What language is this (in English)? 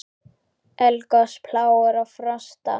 Icelandic